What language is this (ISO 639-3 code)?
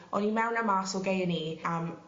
cym